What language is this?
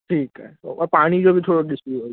Sindhi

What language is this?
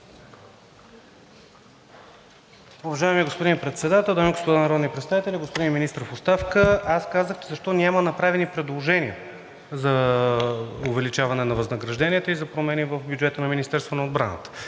Bulgarian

